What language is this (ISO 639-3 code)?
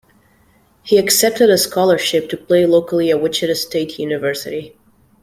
eng